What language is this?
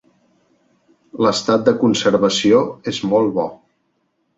Catalan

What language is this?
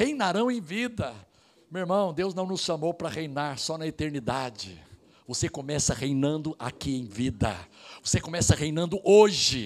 Portuguese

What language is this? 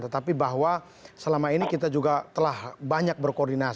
Indonesian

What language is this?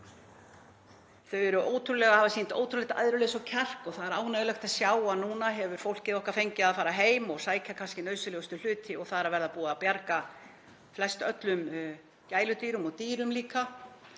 Icelandic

